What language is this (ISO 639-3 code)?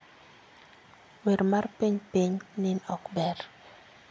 luo